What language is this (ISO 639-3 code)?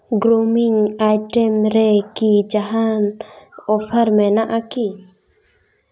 sat